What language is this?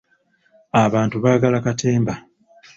Ganda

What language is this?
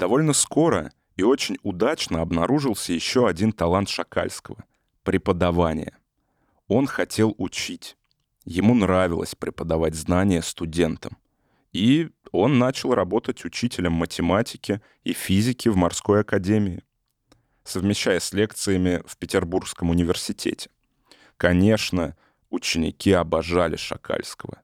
Russian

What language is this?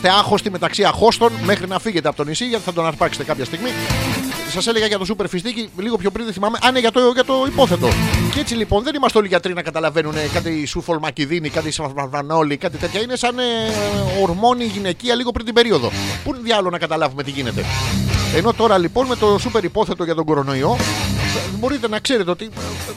Greek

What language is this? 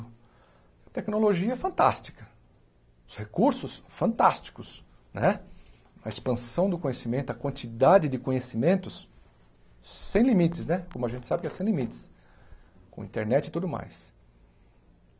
Portuguese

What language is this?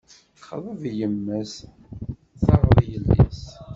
Kabyle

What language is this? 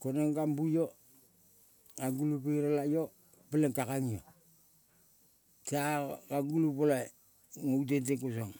Kol (Papua New Guinea)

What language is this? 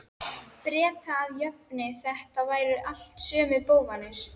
Icelandic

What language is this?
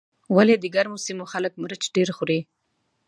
Pashto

